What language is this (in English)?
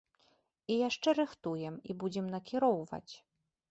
Belarusian